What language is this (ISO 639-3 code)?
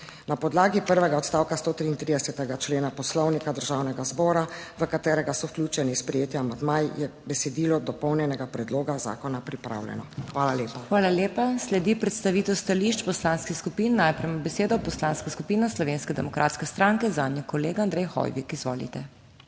slv